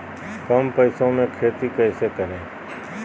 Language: Magahi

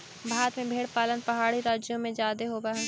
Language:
Magahi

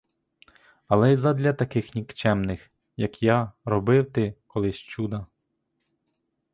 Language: Ukrainian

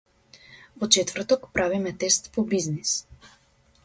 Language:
Macedonian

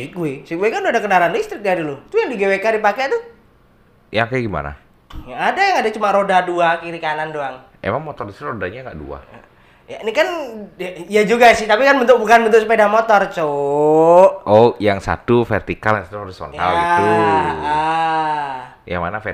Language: Indonesian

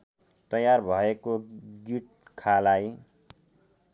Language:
Nepali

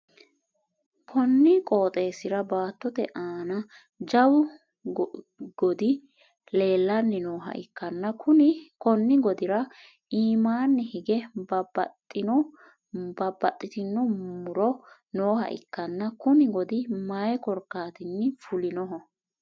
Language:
Sidamo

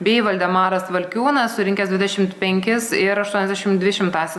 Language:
Lithuanian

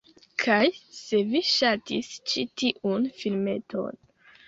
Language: Esperanto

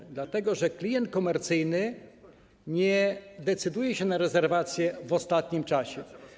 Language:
Polish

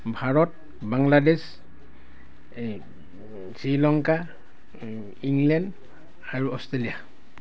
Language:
Assamese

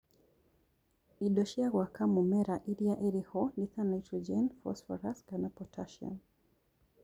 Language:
Kikuyu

